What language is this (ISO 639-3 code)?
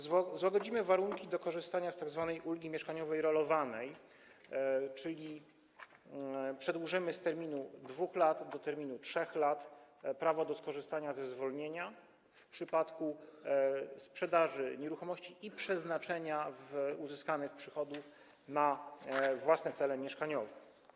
pol